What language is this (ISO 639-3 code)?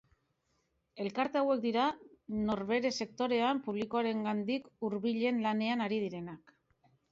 eus